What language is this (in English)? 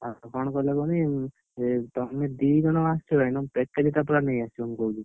Odia